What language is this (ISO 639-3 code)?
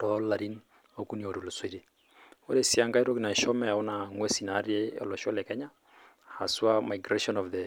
mas